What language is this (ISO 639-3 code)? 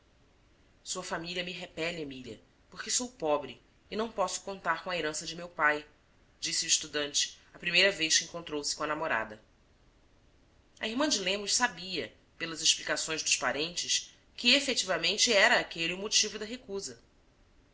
por